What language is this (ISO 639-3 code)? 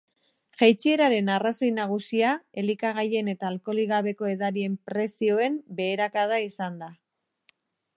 eus